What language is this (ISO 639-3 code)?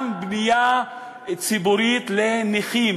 heb